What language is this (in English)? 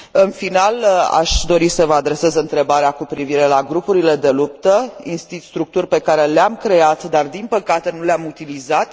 Romanian